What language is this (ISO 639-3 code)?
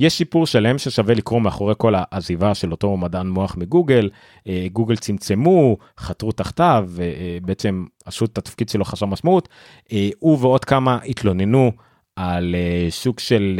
heb